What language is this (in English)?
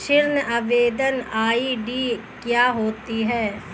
Hindi